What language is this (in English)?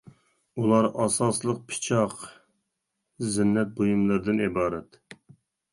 Uyghur